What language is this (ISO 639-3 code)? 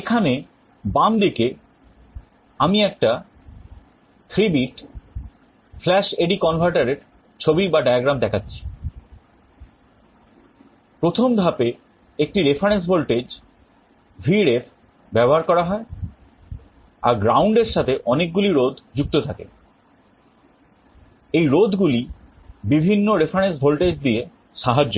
ben